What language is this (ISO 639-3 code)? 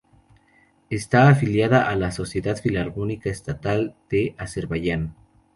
spa